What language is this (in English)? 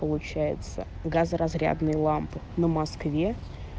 Russian